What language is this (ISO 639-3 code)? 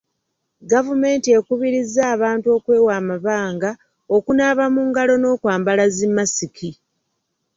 lug